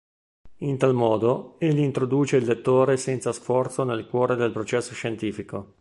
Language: Italian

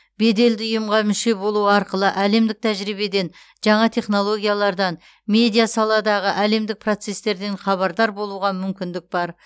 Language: Kazakh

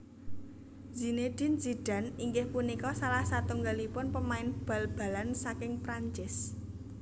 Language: Javanese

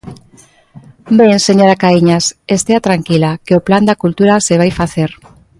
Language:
Galician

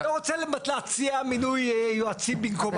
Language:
Hebrew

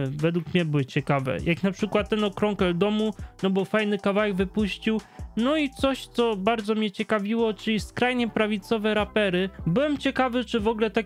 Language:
Polish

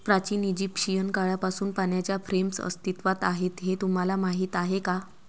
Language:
Marathi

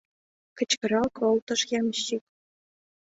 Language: Mari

